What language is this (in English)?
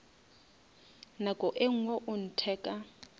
Northern Sotho